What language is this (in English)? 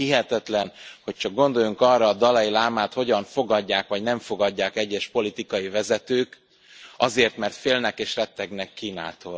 Hungarian